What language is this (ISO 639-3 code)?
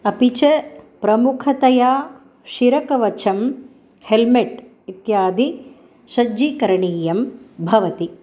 san